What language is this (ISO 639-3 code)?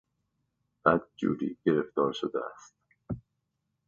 fas